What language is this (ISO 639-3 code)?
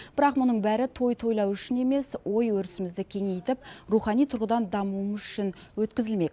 kaz